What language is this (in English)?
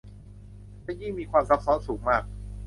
Thai